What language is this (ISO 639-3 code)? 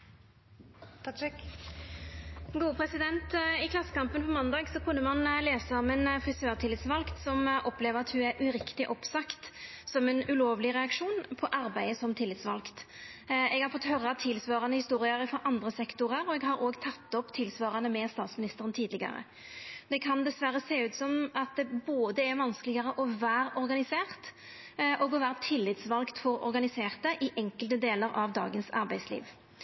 nor